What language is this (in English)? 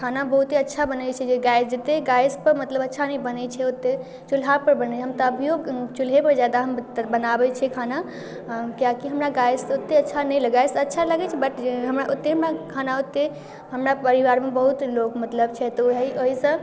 Maithili